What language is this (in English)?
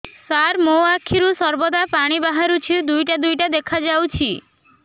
Odia